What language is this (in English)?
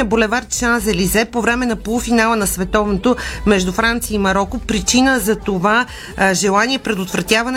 Bulgarian